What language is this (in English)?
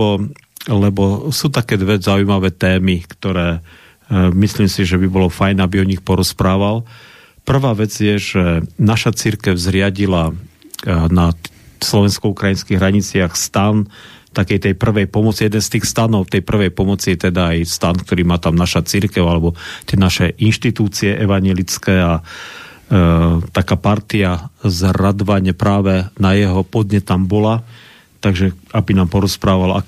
Slovak